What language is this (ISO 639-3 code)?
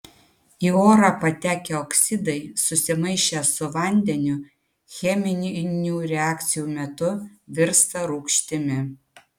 lit